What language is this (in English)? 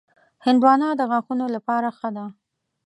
Pashto